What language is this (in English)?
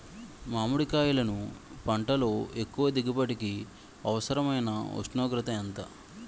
Telugu